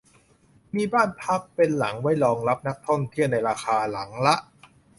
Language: Thai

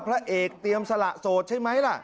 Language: Thai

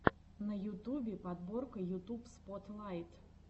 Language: Russian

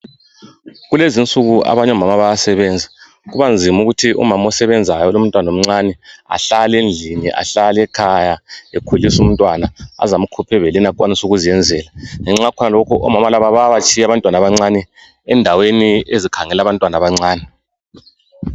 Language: North Ndebele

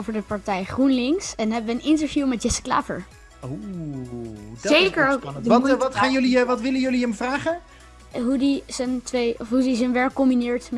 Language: Dutch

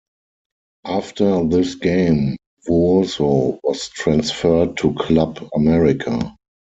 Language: English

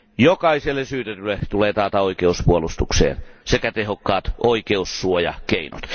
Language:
Finnish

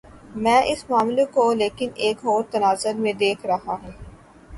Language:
Urdu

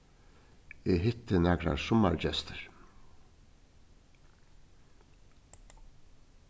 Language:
Faroese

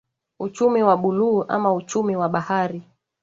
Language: Swahili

